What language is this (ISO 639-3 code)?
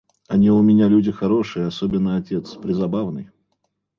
rus